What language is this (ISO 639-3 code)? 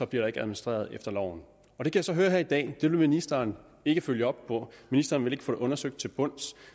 dan